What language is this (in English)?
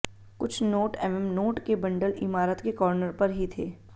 Hindi